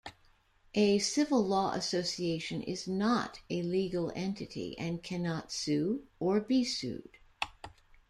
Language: English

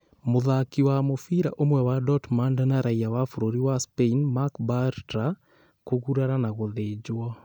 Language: Kikuyu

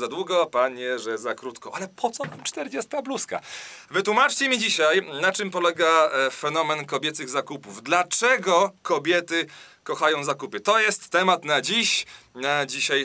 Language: Polish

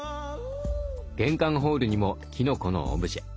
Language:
Japanese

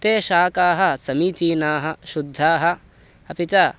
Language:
Sanskrit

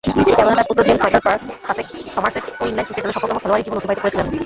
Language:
Bangla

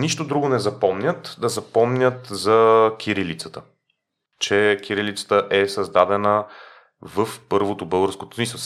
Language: Bulgarian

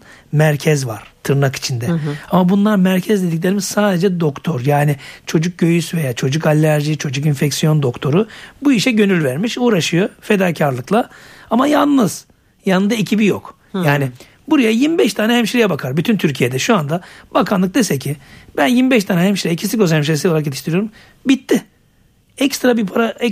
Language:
Turkish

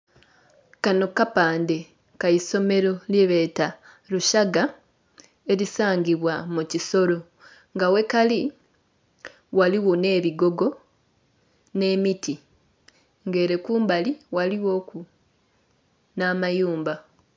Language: Soga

